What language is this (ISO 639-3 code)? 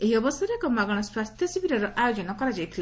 ori